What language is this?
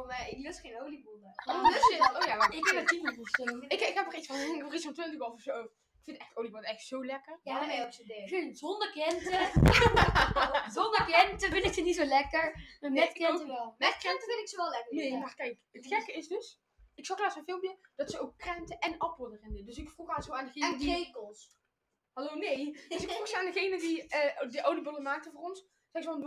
Dutch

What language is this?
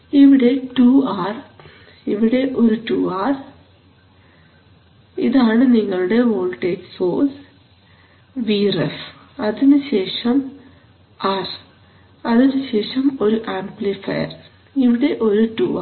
Malayalam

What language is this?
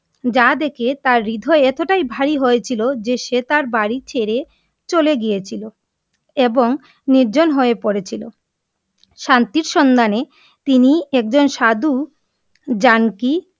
Bangla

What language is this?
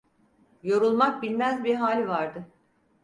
Turkish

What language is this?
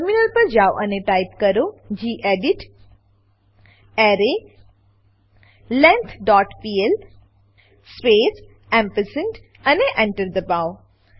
Gujarati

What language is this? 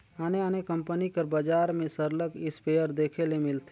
Chhattisgarhi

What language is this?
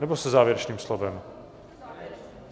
Czech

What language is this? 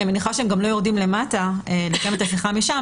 Hebrew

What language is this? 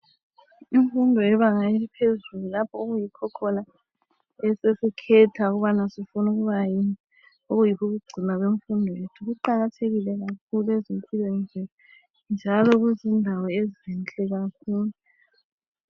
North Ndebele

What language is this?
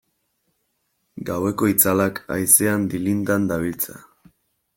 Basque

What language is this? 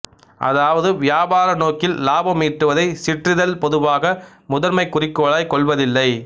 Tamil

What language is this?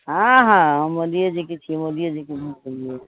Maithili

